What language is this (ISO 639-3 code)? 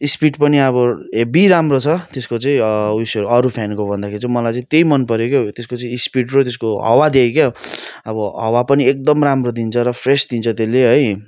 nep